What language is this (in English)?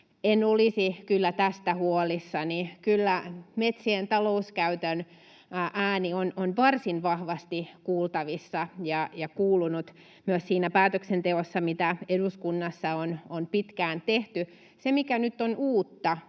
Finnish